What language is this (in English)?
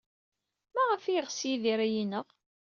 Kabyle